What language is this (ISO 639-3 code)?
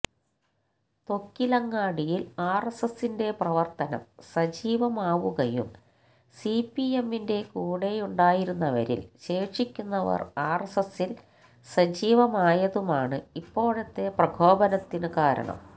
mal